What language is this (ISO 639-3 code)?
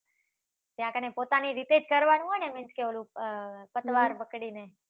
guj